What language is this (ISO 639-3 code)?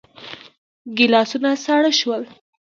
pus